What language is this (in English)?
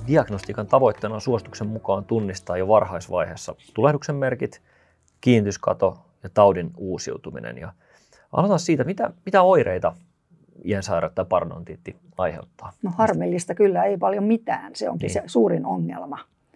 Finnish